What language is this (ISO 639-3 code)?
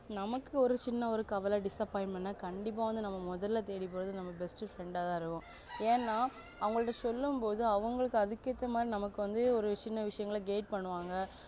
tam